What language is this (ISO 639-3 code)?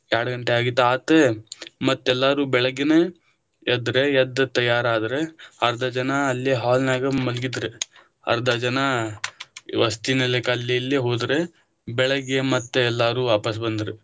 kan